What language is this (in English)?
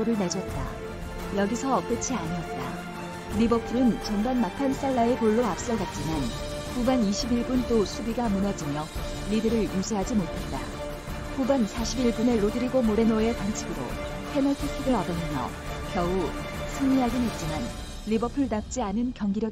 Korean